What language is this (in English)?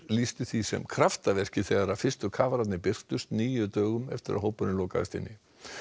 Icelandic